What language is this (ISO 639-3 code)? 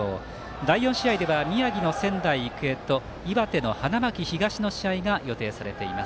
jpn